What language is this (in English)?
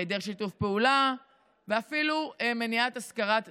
Hebrew